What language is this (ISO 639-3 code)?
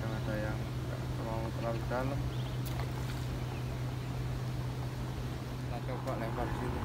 ind